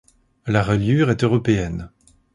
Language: French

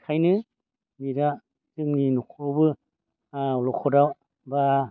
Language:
Bodo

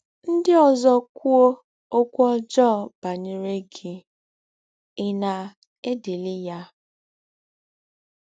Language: Igbo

